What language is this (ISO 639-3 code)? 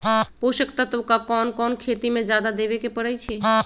mag